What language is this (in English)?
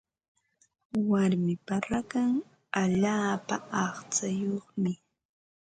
Ambo-Pasco Quechua